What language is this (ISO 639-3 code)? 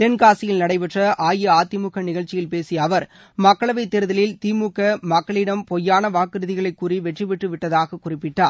tam